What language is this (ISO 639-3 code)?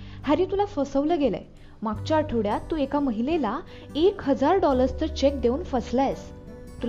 mar